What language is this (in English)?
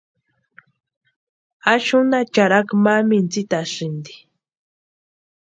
Western Highland Purepecha